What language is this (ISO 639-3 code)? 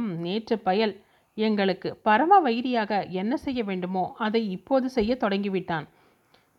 tam